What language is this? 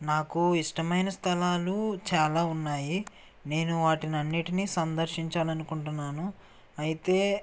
Telugu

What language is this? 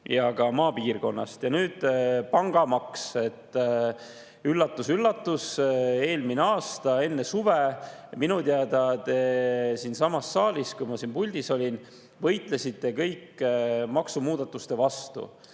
Estonian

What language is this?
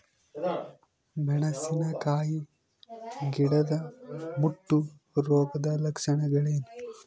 Kannada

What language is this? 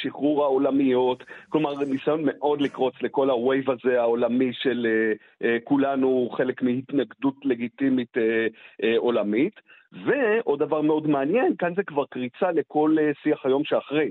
Hebrew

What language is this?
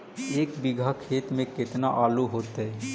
Magahi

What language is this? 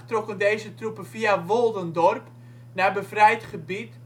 Dutch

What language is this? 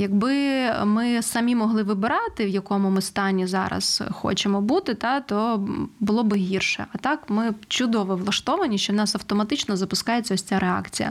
Ukrainian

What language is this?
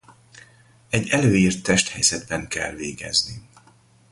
Hungarian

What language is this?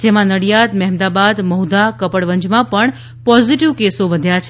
Gujarati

